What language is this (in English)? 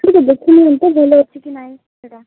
Odia